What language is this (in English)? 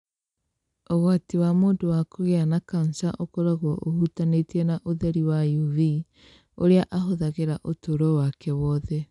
Kikuyu